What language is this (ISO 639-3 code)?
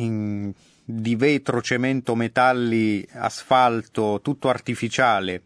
ita